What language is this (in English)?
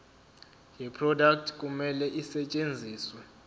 Zulu